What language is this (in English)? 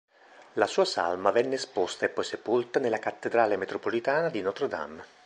Italian